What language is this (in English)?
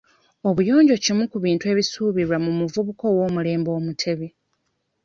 Ganda